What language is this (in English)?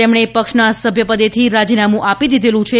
Gujarati